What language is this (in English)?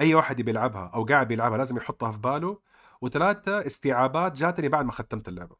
Arabic